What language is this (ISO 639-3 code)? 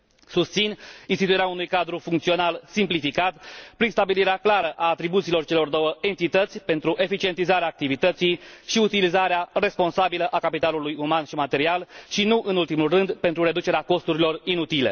ron